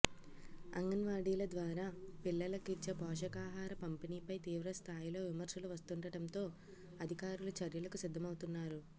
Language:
Telugu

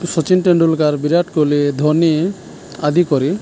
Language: Assamese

